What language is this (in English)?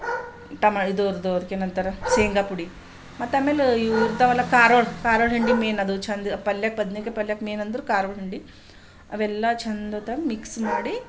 Kannada